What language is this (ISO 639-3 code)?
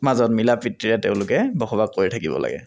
asm